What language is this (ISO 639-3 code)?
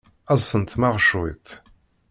kab